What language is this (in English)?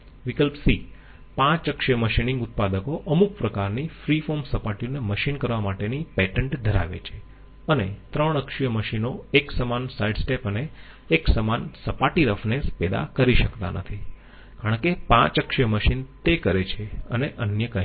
Gujarati